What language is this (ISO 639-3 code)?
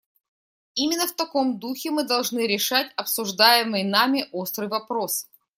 rus